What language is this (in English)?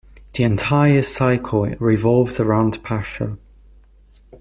English